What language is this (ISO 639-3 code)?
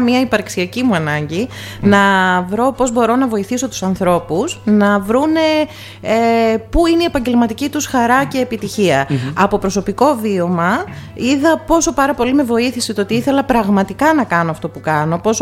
ell